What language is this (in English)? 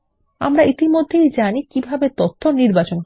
Bangla